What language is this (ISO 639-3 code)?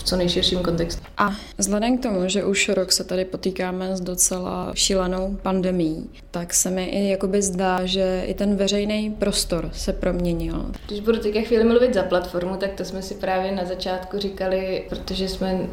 ces